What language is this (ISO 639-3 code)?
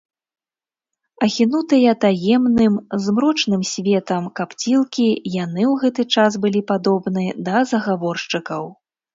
bel